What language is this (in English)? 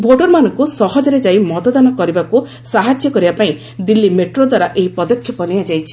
Odia